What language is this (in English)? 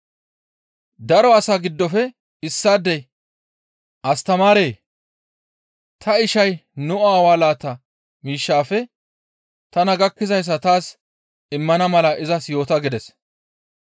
Gamo